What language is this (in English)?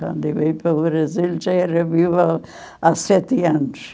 Portuguese